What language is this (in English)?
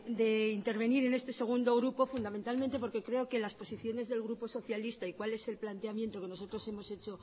Spanish